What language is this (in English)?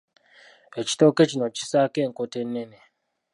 Ganda